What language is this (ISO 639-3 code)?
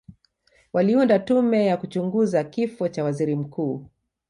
swa